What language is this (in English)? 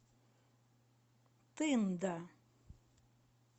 Russian